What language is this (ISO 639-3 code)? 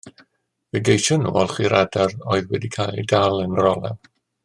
cym